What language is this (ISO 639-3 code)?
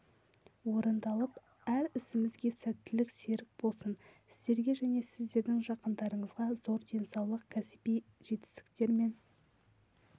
kaz